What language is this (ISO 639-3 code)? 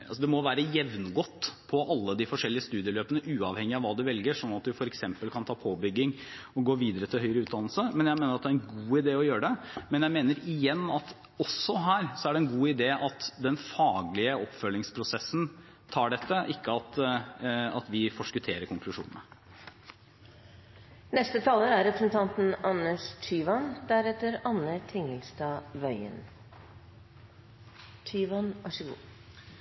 nob